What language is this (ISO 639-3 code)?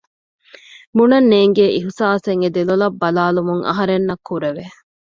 div